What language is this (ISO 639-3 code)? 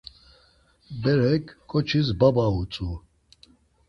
lzz